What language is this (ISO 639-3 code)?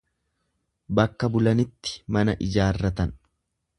orm